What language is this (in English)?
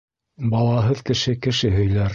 Bashkir